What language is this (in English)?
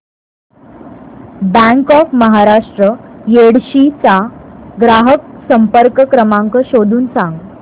Marathi